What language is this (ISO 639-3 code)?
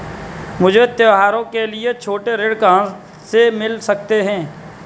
hin